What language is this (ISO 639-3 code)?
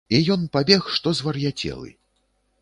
bel